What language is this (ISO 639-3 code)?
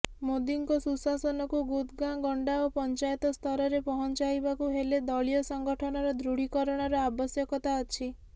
ori